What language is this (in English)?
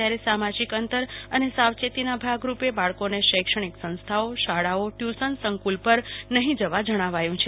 Gujarati